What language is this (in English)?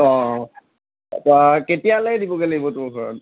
Assamese